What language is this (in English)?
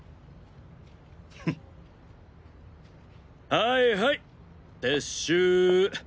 Japanese